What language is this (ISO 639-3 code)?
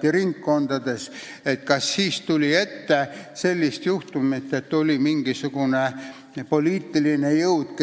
est